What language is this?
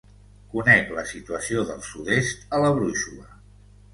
Catalan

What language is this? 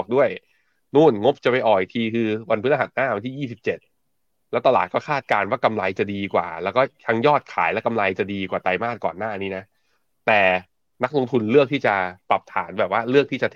Thai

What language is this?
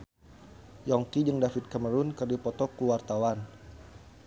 Sundanese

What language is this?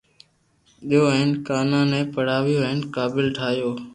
Loarki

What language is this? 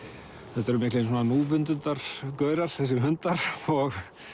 Icelandic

